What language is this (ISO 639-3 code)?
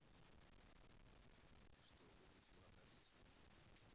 rus